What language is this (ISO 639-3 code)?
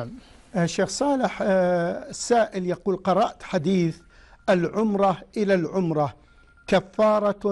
ara